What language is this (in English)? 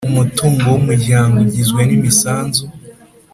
Kinyarwanda